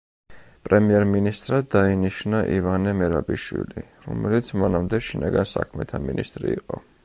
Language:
Georgian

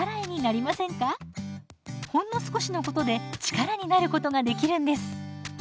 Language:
Japanese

